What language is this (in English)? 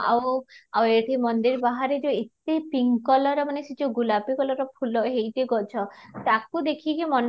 Odia